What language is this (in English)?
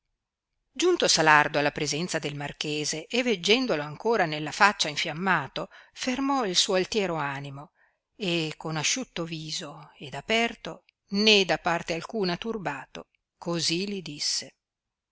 Italian